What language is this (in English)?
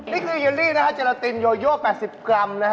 Thai